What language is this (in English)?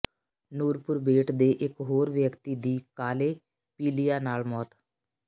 Punjabi